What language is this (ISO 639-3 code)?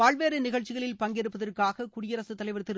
tam